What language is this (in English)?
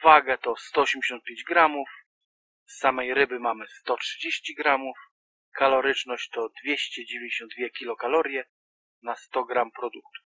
Polish